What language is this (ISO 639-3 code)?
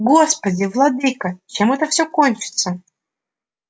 rus